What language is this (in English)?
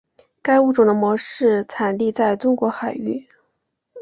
Chinese